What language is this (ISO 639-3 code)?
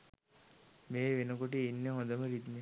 sin